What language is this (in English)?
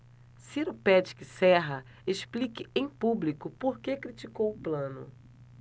Portuguese